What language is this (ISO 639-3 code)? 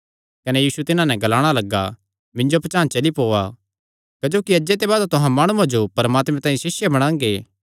xnr